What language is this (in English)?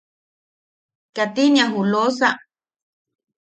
Yaqui